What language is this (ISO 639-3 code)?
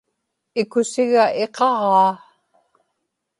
ipk